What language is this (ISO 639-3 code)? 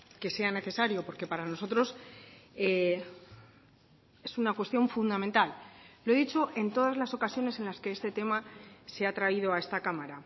spa